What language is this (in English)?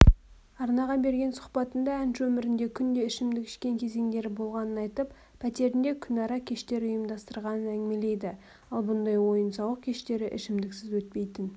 Kazakh